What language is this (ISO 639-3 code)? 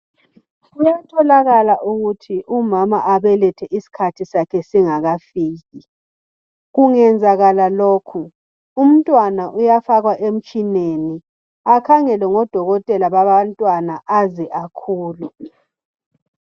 nde